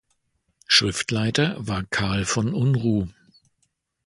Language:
German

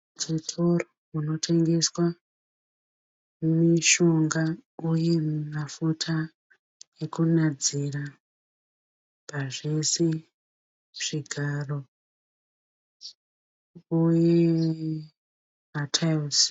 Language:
Shona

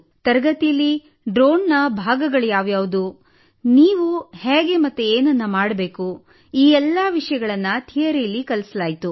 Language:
Kannada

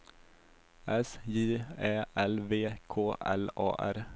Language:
Swedish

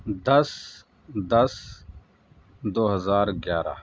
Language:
Urdu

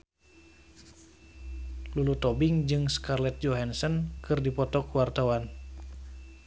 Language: Sundanese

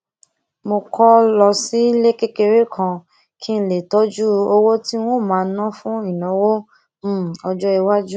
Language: Yoruba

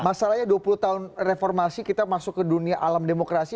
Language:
Indonesian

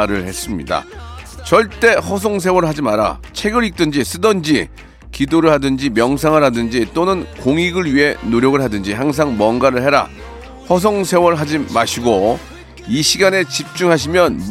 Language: Korean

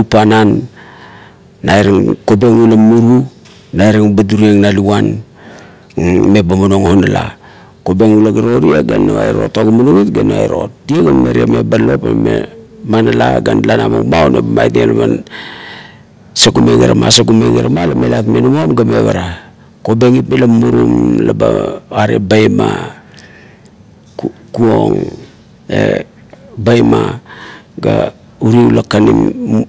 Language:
Kuot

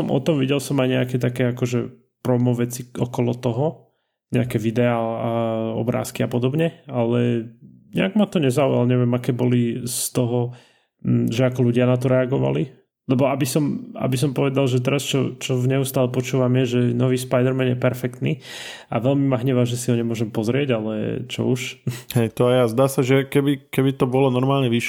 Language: Slovak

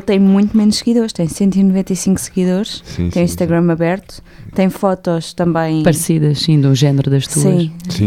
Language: Portuguese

